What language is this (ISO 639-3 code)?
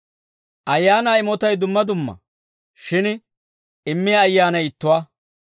dwr